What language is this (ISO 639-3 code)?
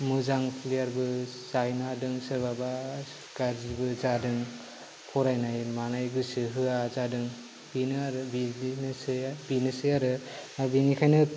brx